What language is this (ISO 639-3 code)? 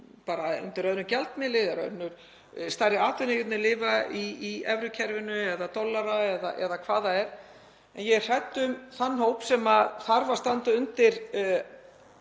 isl